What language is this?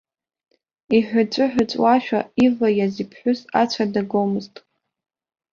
Abkhazian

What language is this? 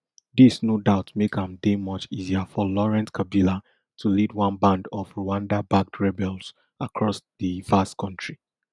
Nigerian Pidgin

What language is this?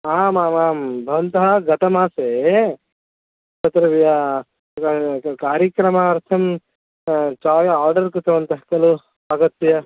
Sanskrit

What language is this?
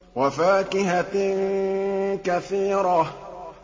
Arabic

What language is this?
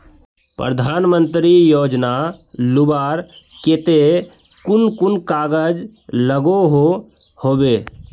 Magahi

